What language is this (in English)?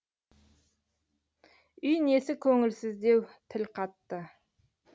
Kazakh